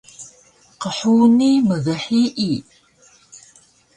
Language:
Taroko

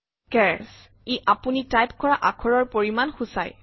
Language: Assamese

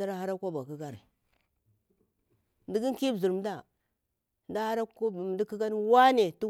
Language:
Bura-Pabir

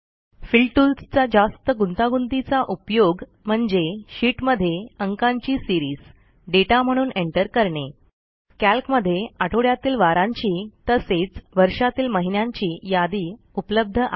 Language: Marathi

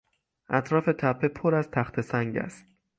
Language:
Persian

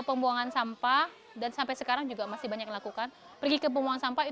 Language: Indonesian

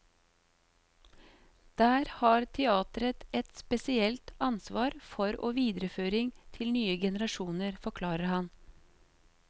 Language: Norwegian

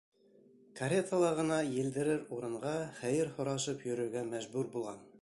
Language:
Bashkir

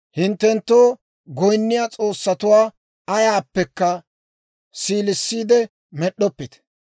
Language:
Dawro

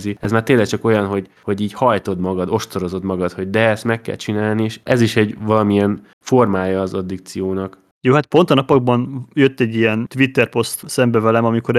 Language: Hungarian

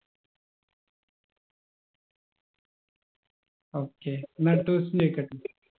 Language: Malayalam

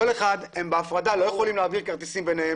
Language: Hebrew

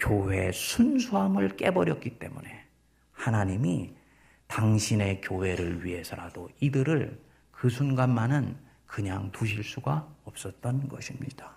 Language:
Korean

